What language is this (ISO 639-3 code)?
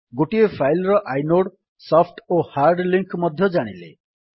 ori